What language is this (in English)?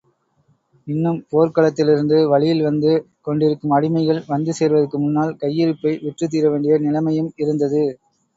Tamil